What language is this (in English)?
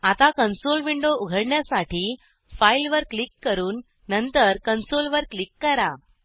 Marathi